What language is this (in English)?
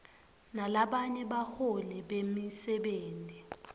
Swati